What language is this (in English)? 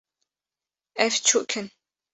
Kurdish